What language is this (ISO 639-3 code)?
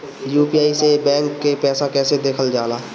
bho